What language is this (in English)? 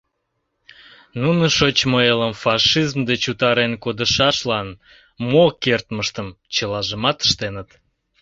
Mari